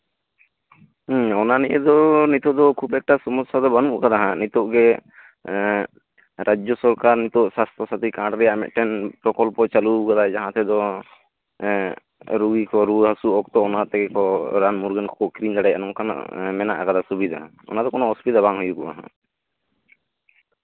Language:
Santali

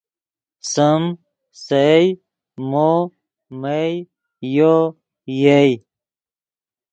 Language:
Yidgha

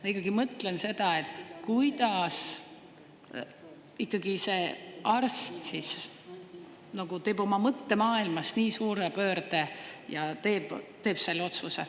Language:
Estonian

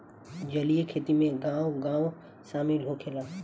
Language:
Bhojpuri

